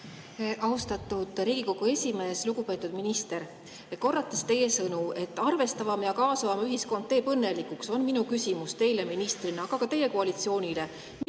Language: Estonian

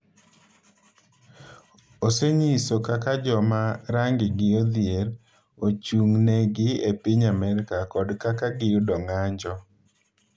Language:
Luo (Kenya and Tanzania)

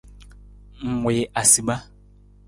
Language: Nawdm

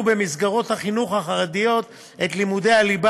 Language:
Hebrew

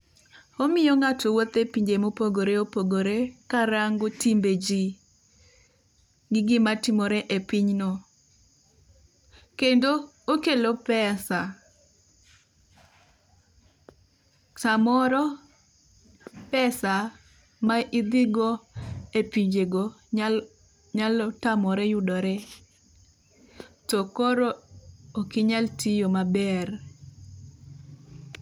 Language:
Luo (Kenya and Tanzania)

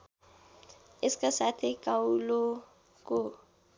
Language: Nepali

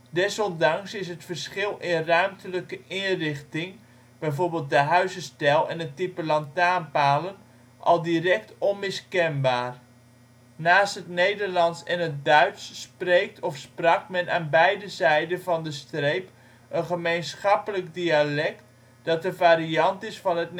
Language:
Dutch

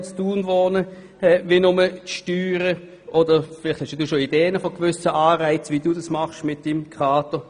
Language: Swiss German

